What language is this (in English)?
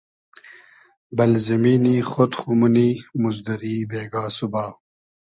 Hazaragi